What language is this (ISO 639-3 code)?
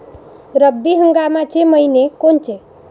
mar